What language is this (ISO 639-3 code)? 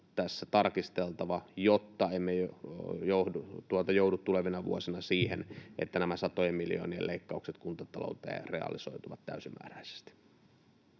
fin